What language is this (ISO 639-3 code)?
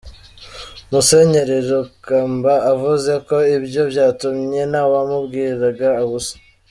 kin